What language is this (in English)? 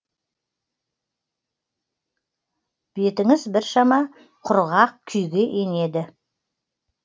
Kazakh